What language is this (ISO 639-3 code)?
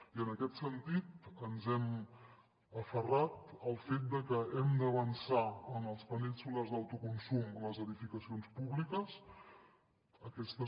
cat